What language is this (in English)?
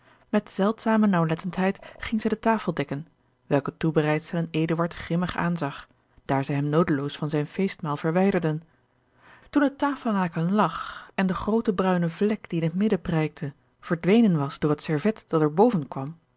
Dutch